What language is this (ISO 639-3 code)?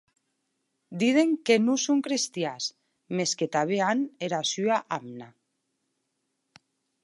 oci